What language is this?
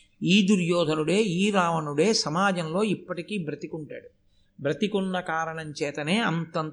Telugu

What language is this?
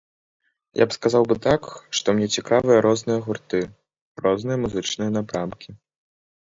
Belarusian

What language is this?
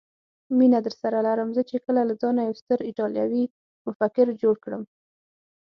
Pashto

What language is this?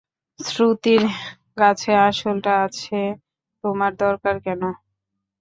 Bangla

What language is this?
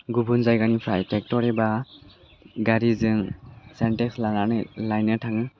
Bodo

